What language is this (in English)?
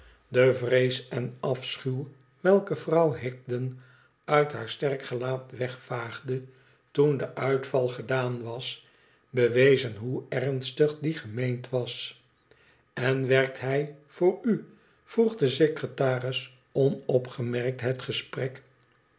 Dutch